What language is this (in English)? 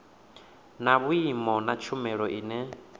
Venda